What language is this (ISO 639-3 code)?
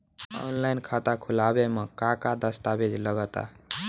bho